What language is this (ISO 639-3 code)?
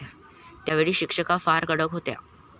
mar